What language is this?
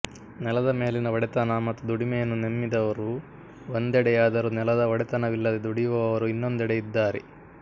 Kannada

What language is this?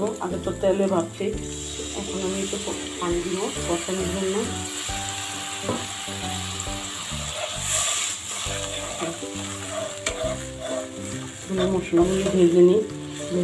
Romanian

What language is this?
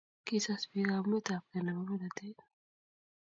Kalenjin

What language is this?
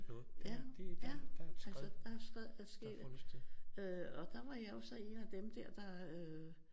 Danish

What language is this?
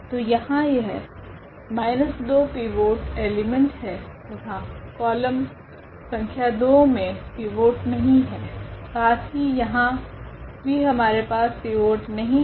Hindi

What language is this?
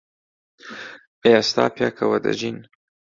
Central Kurdish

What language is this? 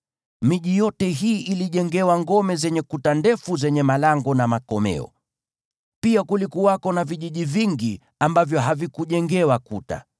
Swahili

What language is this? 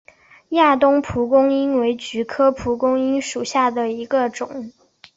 Chinese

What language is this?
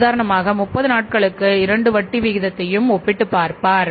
Tamil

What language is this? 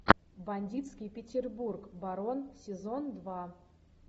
Russian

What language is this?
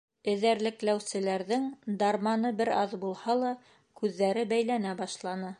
Bashkir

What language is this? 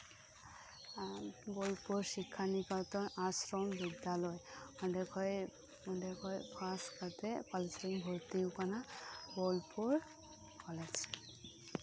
Santali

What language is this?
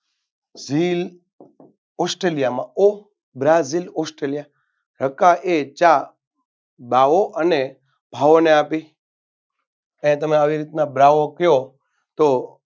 Gujarati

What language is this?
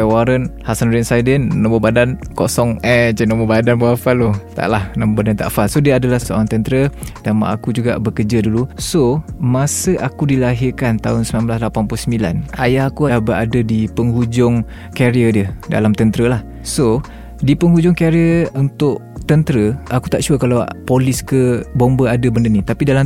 Malay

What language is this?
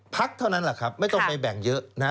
Thai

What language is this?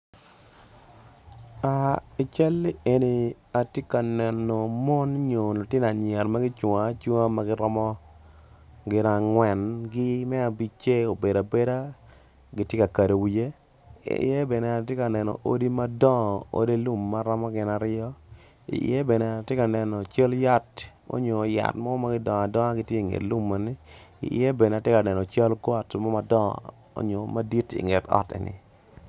Acoli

